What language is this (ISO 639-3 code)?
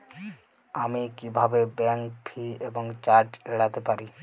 ben